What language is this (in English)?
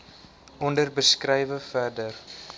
Afrikaans